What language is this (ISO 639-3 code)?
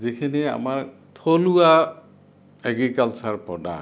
asm